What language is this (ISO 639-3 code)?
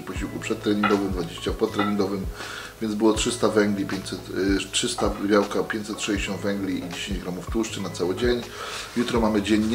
pol